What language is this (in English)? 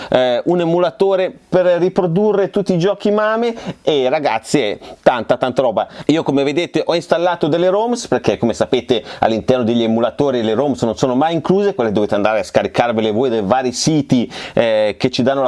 Italian